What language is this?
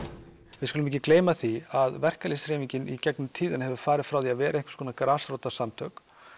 Icelandic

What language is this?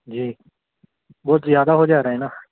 Urdu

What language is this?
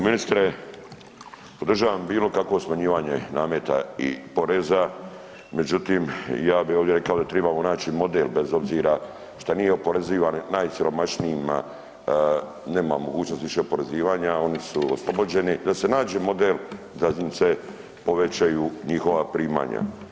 Croatian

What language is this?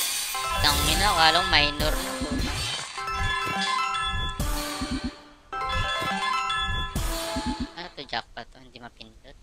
Filipino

